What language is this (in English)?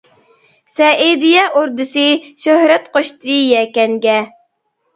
Uyghur